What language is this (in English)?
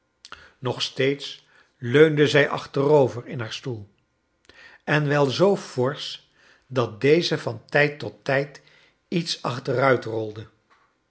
Dutch